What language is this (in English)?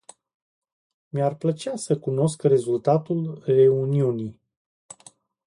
Romanian